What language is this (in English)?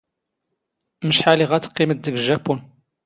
Standard Moroccan Tamazight